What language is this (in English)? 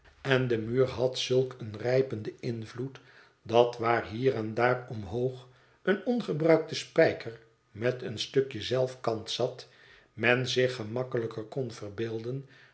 Dutch